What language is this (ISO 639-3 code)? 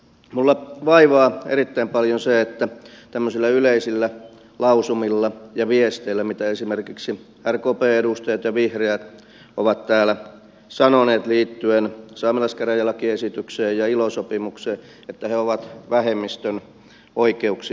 fin